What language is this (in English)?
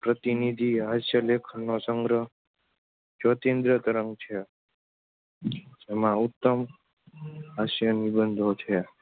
Gujarati